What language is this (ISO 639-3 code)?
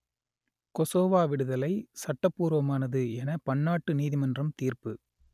tam